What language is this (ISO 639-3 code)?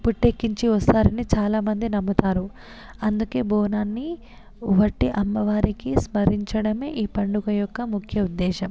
tel